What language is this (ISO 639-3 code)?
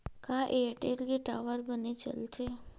hne